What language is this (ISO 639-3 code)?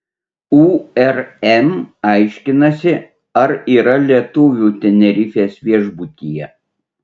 lit